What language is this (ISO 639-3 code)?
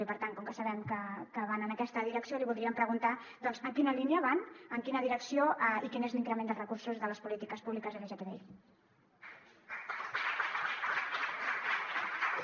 cat